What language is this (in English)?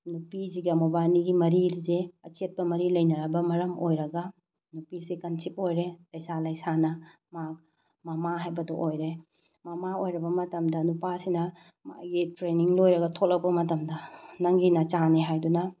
Manipuri